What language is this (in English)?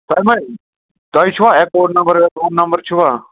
Kashmiri